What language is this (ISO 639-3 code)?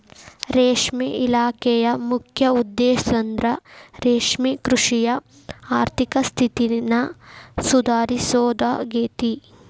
kan